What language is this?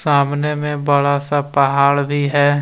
Hindi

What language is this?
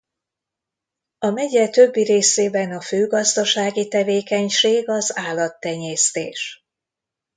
Hungarian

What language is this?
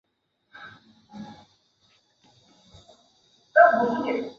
Chinese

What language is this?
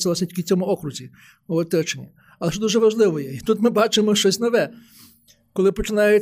Ukrainian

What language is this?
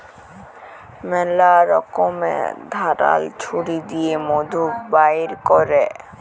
Bangla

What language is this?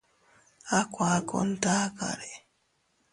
Teutila Cuicatec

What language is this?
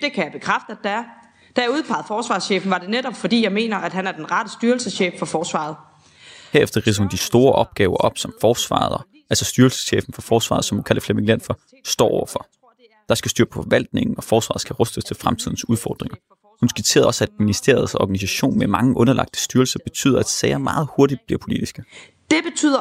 Danish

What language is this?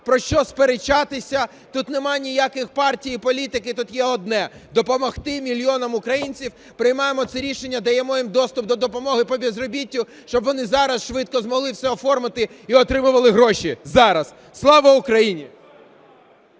Ukrainian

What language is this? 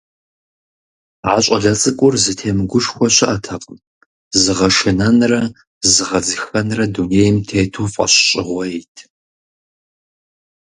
Kabardian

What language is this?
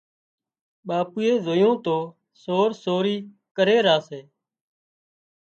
Wadiyara Koli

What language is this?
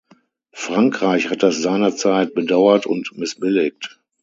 German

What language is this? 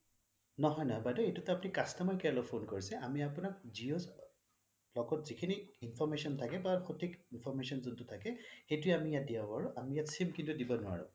Assamese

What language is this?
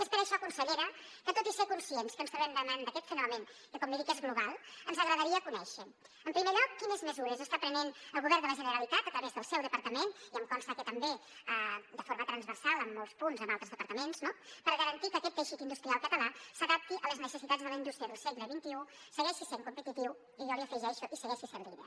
Catalan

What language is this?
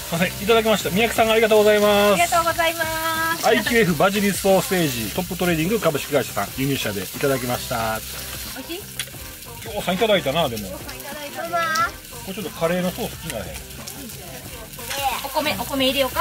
Japanese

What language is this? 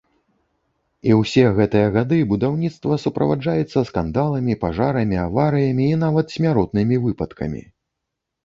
Belarusian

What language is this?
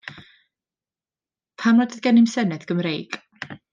Welsh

